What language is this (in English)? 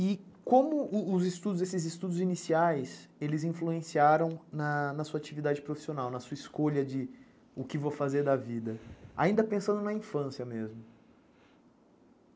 Portuguese